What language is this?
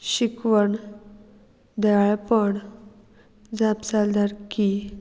Konkani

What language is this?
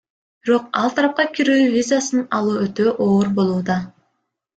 Kyrgyz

